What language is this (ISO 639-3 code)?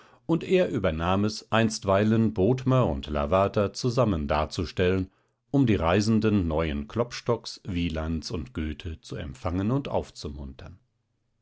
deu